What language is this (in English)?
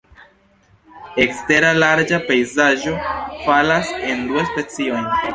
Esperanto